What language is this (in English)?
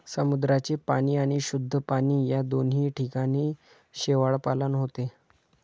Marathi